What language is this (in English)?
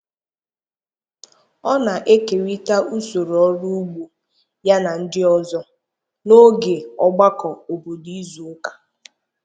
Igbo